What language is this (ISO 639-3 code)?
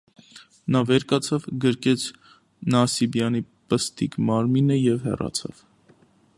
hye